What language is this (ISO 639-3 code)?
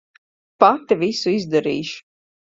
lav